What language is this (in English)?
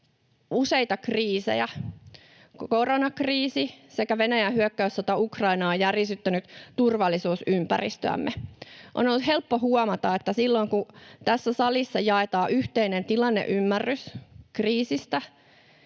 Finnish